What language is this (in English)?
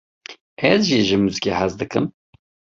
Kurdish